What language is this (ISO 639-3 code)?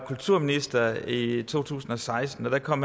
dan